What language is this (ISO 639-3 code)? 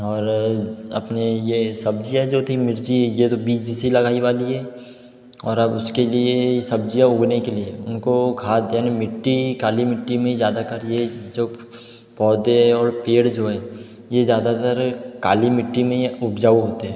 hin